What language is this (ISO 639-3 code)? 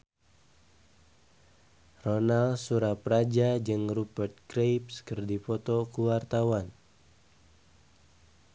sun